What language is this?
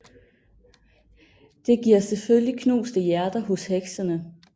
Danish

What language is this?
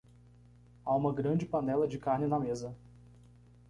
Portuguese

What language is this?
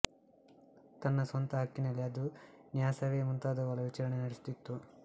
Kannada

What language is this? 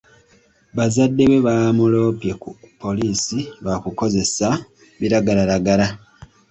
Ganda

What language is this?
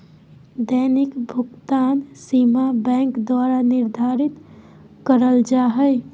Magahi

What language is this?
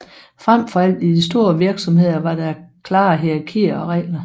Danish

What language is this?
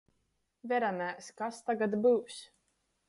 Latgalian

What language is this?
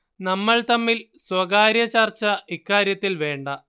Malayalam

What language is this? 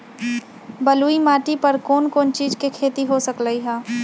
Magahi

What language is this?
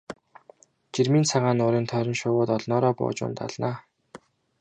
Mongolian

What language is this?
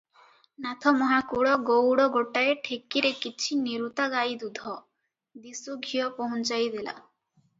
Odia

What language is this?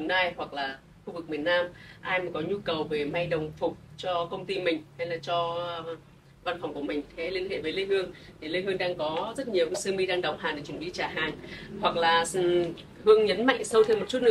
Vietnamese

